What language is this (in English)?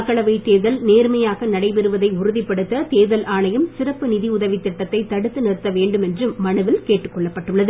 Tamil